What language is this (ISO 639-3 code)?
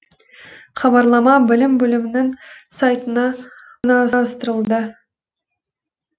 kaz